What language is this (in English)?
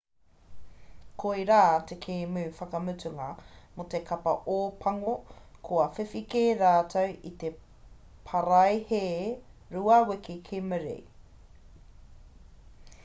Māori